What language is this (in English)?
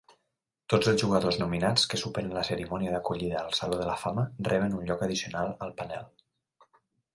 Catalan